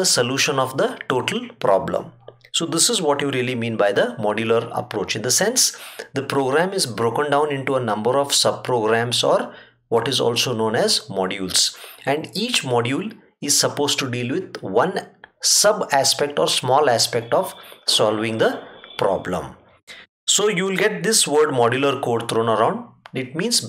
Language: English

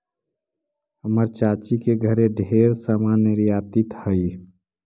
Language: Magahi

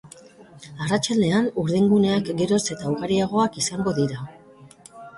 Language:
Basque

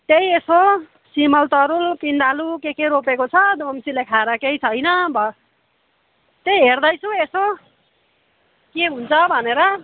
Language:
Nepali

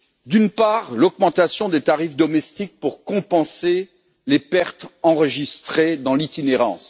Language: French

